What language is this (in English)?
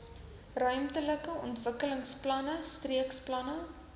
Afrikaans